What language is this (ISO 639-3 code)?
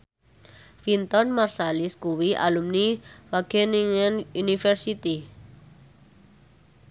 jav